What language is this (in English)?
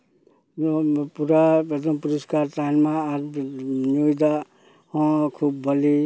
Santali